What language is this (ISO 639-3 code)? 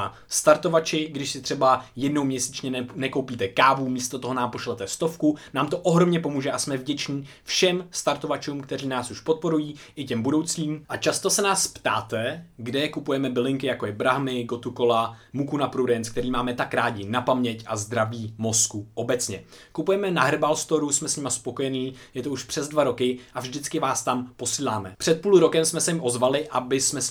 ces